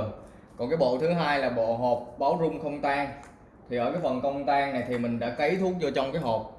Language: Vietnamese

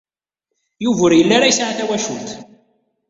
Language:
Kabyle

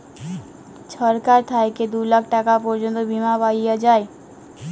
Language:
Bangla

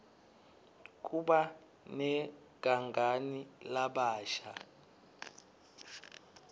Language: Swati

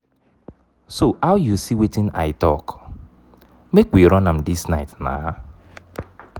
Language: Nigerian Pidgin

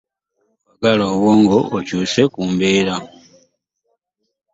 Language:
Ganda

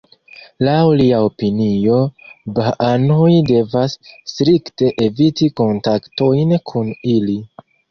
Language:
Esperanto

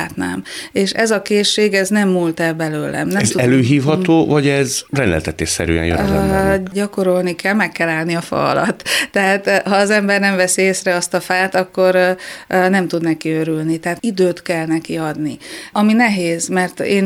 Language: Hungarian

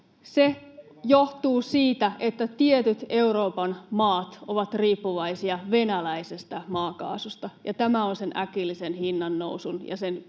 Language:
Finnish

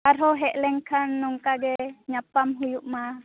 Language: Santali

